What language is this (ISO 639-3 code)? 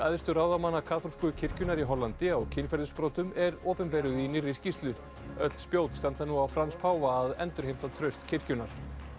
isl